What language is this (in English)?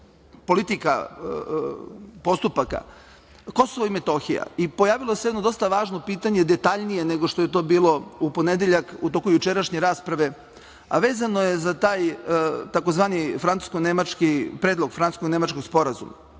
Serbian